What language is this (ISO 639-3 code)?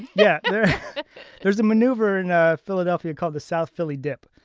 eng